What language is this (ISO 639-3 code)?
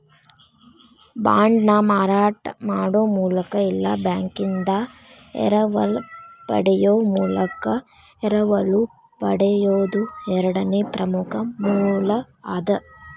kan